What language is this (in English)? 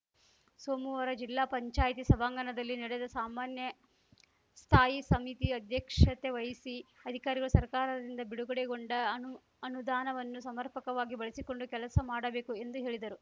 Kannada